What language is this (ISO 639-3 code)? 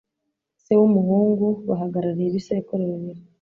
kin